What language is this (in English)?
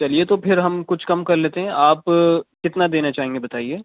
Urdu